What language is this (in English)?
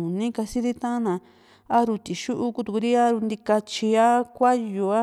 Juxtlahuaca Mixtec